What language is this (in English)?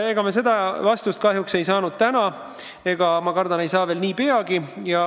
Estonian